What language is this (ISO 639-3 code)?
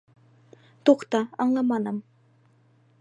bak